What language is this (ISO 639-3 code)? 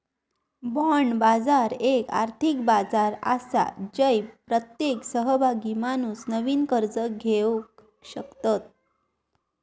mar